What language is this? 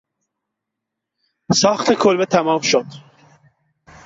Persian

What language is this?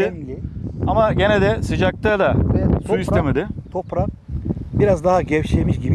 Turkish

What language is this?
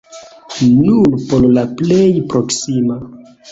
Esperanto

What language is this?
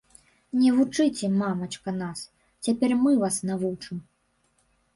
Belarusian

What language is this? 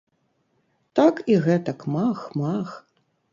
Belarusian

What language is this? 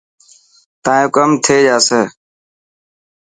Dhatki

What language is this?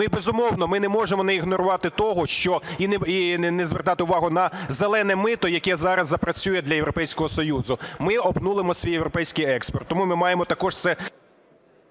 Ukrainian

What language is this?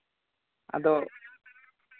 Santali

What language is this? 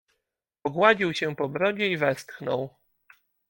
Polish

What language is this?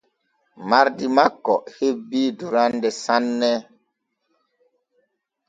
Borgu Fulfulde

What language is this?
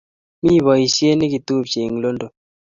Kalenjin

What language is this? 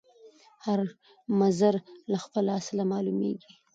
Pashto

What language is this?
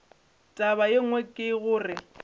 Northern Sotho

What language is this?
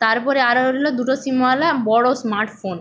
Bangla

